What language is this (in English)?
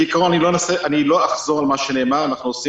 Hebrew